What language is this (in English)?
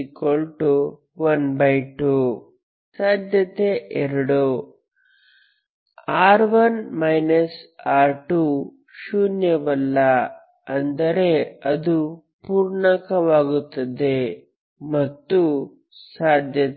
Kannada